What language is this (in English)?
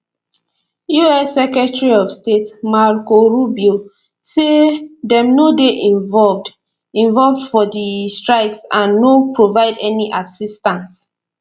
Nigerian Pidgin